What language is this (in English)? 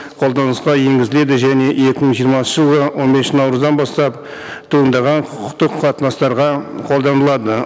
Kazakh